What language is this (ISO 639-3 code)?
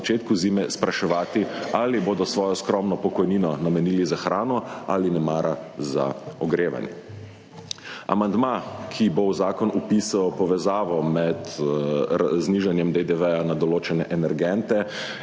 slv